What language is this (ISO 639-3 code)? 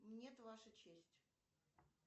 rus